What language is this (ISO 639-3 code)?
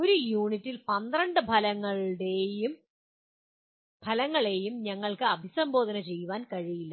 mal